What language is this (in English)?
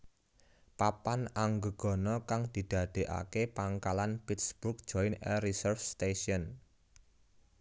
Javanese